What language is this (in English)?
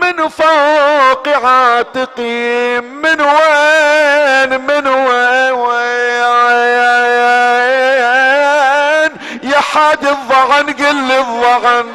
Arabic